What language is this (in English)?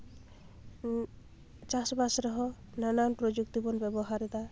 Santali